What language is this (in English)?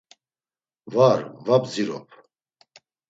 Laz